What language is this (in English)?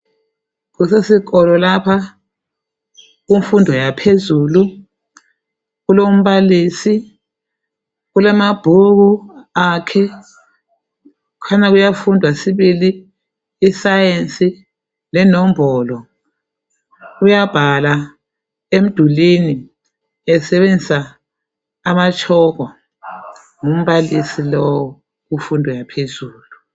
North Ndebele